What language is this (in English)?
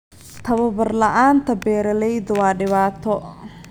Somali